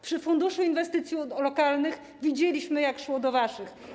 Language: Polish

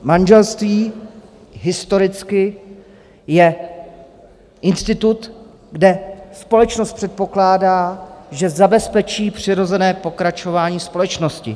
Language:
Czech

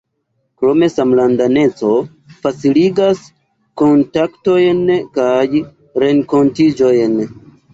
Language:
Esperanto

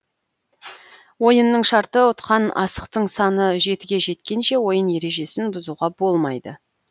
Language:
Kazakh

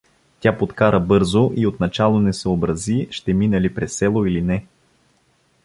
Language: Bulgarian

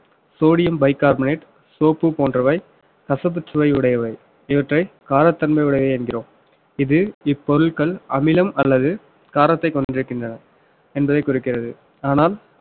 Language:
Tamil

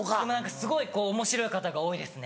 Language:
Japanese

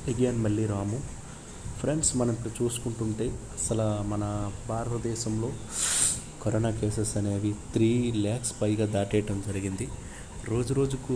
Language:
Telugu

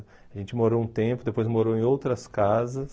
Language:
Portuguese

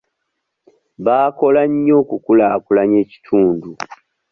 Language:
Ganda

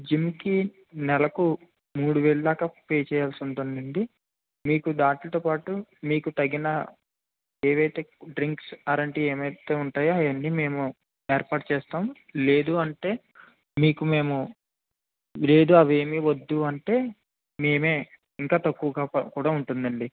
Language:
Telugu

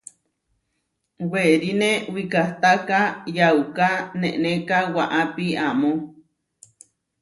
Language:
Huarijio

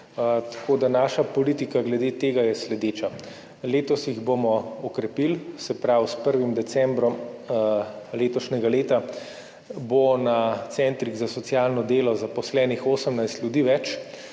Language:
Slovenian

